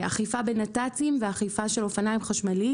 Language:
Hebrew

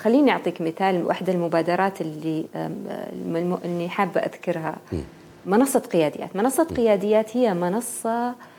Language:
Arabic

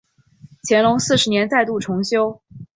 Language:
Chinese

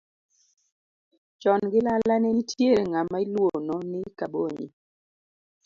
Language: Luo (Kenya and Tanzania)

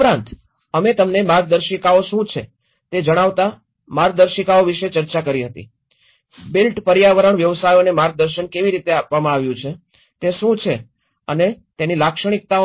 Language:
Gujarati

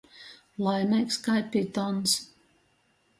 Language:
Latgalian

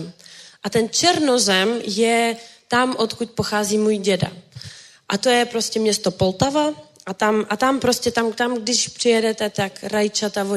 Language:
Czech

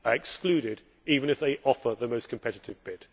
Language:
English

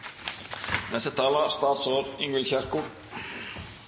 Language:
Norwegian Nynorsk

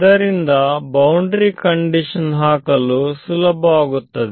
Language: Kannada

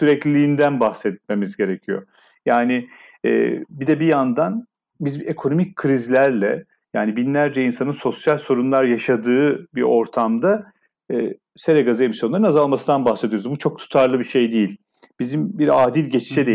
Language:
Turkish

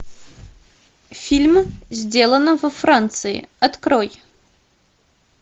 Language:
Russian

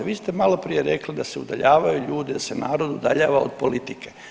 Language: Croatian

